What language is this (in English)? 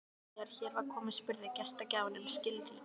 Icelandic